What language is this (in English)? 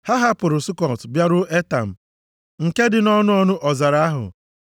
Igbo